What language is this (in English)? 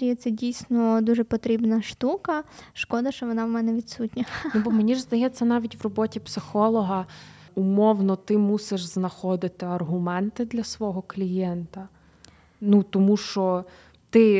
Ukrainian